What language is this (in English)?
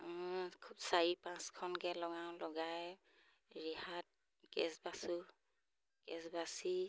Assamese